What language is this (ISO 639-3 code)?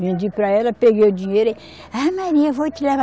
por